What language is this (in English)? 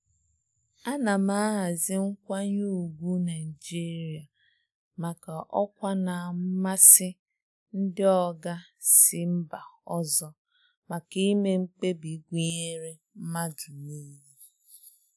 Igbo